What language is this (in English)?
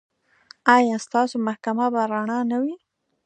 Pashto